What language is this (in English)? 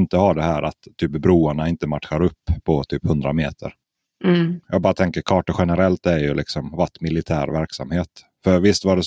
Swedish